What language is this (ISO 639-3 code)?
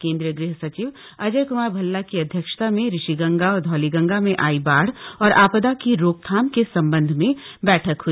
hin